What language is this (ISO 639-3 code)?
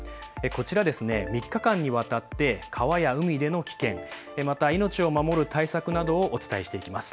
jpn